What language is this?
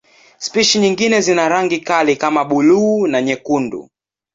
Swahili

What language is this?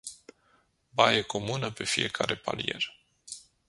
Romanian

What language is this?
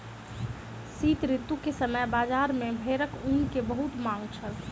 Maithili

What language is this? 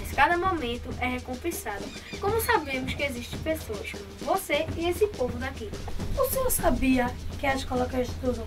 Portuguese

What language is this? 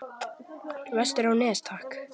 Icelandic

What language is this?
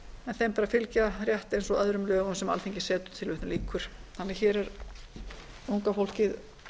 Icelandic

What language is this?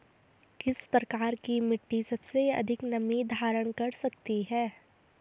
Hindi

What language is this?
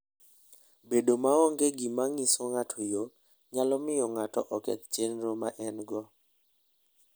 Luo (Kenya and Tanzania)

